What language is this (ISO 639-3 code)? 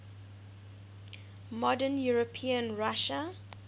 eng